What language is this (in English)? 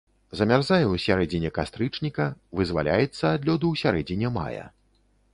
Belarusian